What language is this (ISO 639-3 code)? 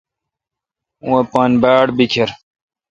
xka